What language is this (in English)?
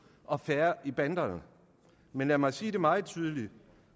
Danish